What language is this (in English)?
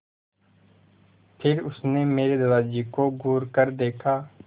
Hindi